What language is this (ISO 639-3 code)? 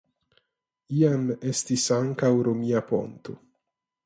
epo